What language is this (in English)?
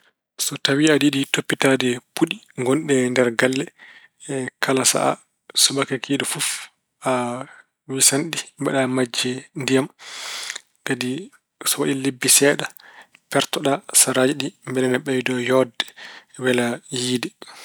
Fula